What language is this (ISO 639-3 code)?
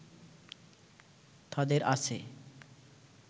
ben